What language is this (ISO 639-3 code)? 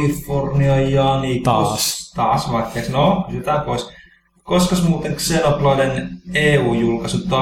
fin